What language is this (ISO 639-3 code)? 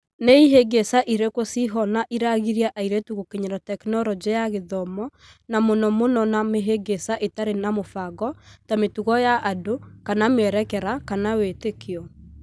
kik